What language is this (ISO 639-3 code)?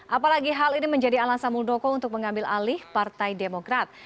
ind